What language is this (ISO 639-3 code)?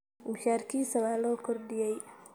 som